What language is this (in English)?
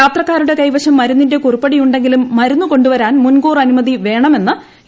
Malayalam